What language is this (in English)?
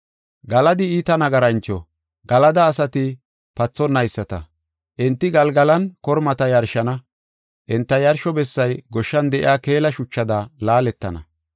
Gofa